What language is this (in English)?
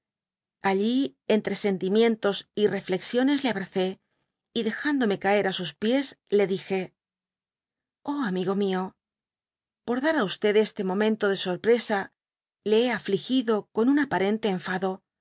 Spanish